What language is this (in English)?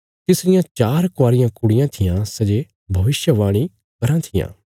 Bilaspuri